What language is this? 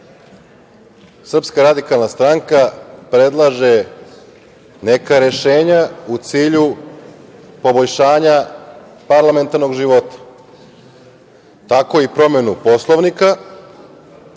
Serbian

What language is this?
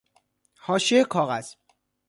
Persian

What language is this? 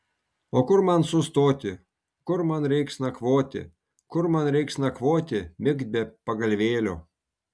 Lithuanian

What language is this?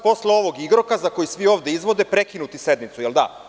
Serbian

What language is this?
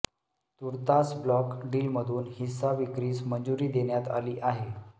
Marathi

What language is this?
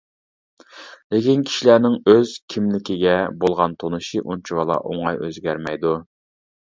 Uyghur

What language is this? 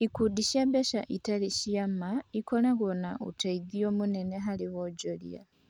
Kikuyu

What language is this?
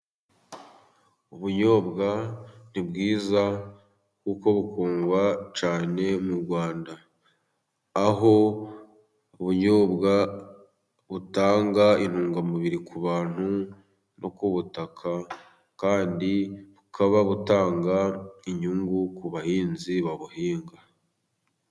Kinyarwanda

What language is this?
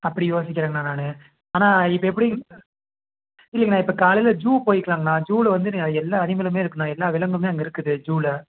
Tamil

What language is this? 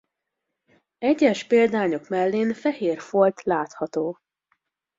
Hungarian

